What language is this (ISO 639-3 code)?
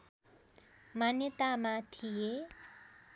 nep